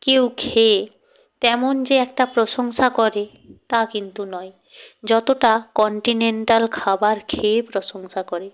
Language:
Bangla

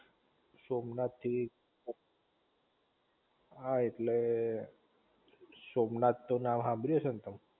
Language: Gujarati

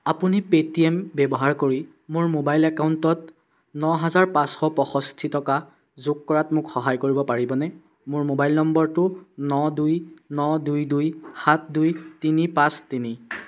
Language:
Assamese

